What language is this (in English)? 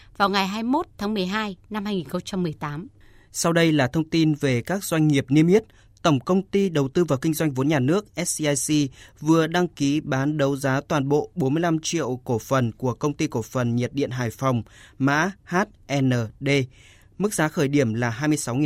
Vietnamese